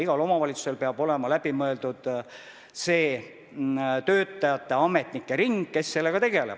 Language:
Estonian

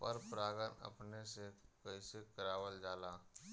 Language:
Bhojpuri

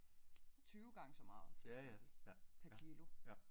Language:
Danish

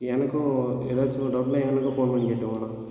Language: Tamil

